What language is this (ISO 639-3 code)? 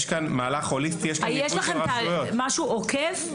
heb